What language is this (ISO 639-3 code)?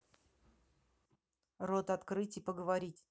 rus